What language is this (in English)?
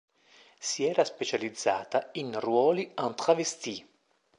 Italian